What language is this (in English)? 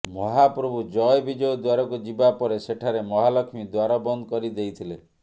Odia